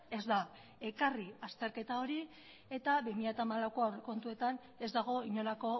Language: Basque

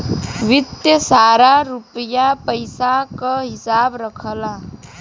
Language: Bhojpuri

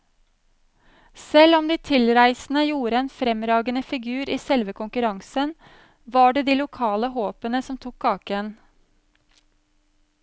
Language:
Norwegian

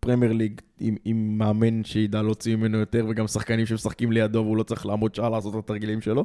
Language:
Hebrew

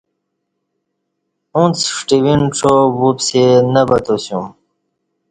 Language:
Kati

